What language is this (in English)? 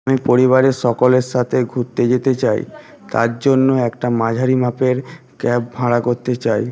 Bangla